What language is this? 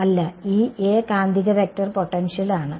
Malayalam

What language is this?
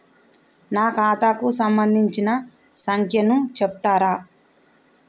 Telugu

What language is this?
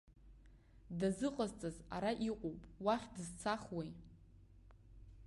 Abkhazian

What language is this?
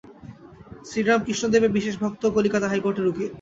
Bangla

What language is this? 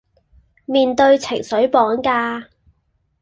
Cantonese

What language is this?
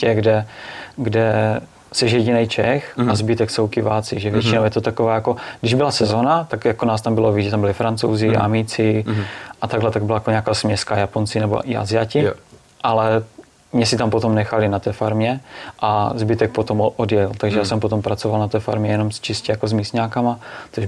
Czech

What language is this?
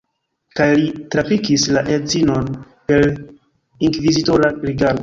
Esperanto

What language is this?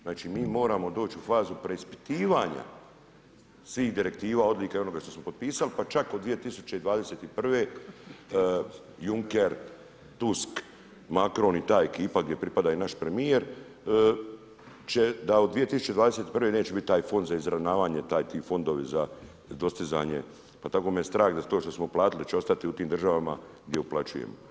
Croatian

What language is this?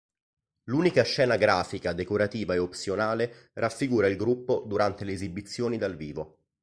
Italian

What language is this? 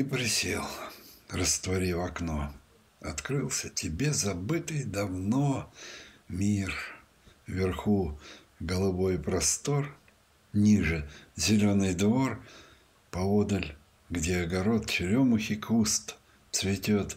Russian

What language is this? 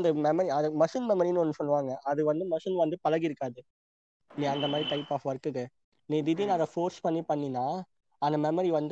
Tamil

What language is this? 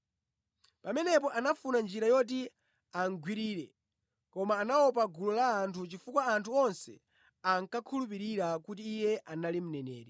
Nyanja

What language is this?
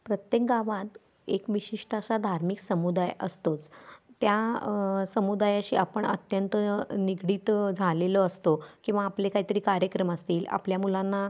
Marathi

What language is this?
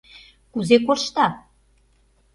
Mari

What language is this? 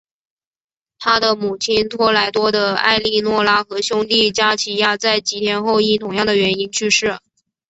Chinese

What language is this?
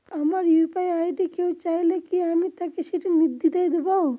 Bangla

